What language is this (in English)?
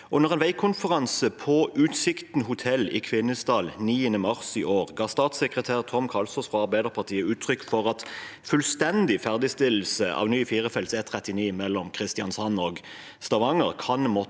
Norwegian